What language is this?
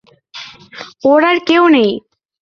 Bangla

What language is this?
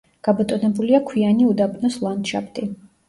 Georgian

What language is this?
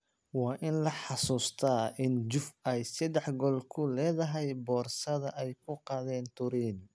Somali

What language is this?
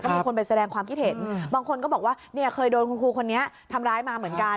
Thai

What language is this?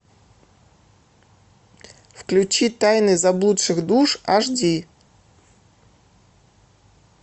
Russian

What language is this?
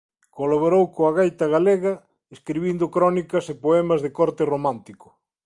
Galician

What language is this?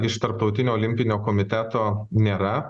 Lithuanian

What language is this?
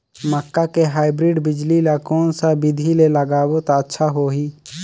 Chhattisgarhi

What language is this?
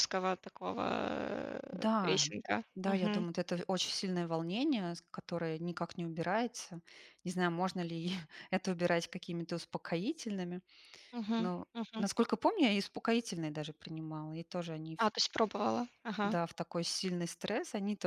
Russian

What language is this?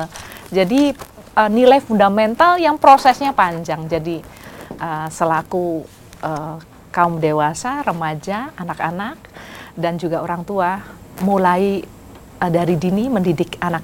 Indonesian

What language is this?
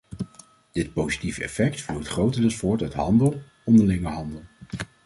Dutch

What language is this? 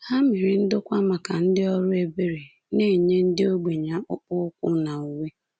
Igbo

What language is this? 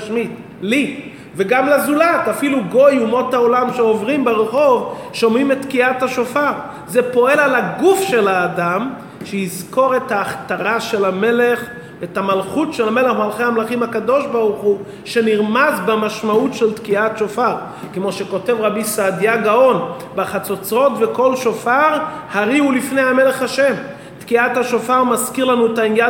Hebrew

